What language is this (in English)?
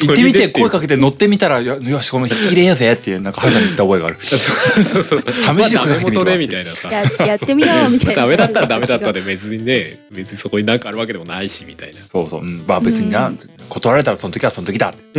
Japanese